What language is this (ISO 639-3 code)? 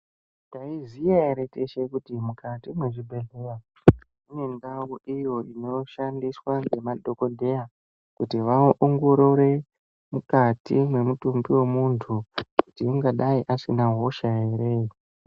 ndc